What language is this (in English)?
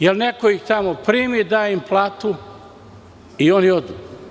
Serbian